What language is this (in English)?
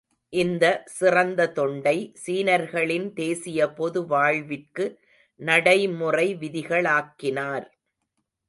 Tamil